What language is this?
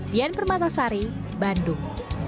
Indonesian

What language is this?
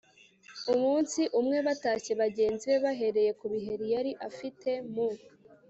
Kinyarwanda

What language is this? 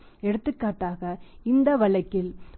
Tamil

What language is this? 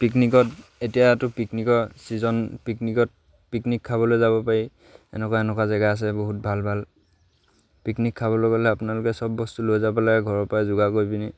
Assamese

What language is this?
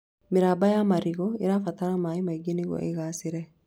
Kikuyu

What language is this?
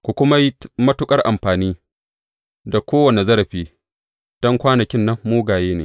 Hausa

